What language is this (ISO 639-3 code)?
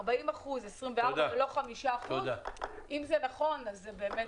heb